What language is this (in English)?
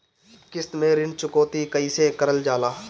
Bhojpuri